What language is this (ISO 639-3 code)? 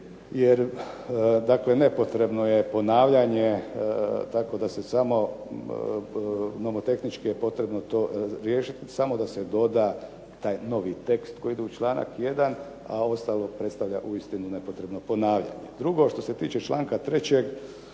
hrv